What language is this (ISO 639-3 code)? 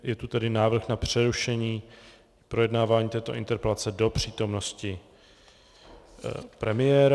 ces